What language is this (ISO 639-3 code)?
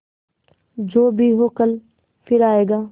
hin